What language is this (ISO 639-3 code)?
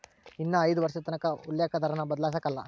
kan